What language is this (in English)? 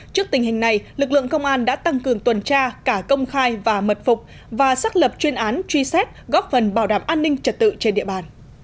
Vietnamese